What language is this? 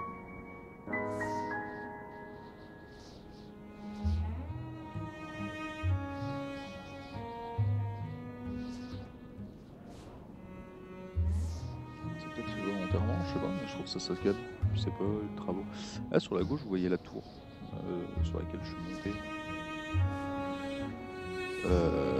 French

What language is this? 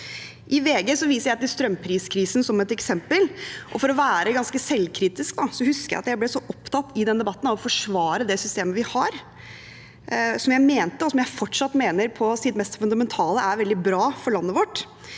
Norwegian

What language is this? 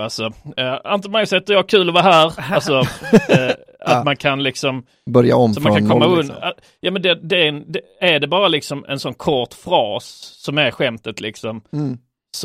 Swedish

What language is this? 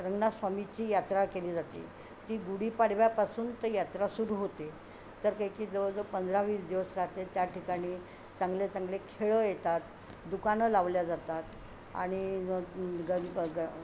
Marathi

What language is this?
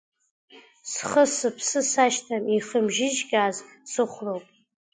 Abkhazian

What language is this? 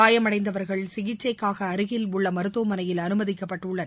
Tamil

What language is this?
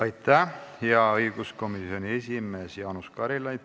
Estonian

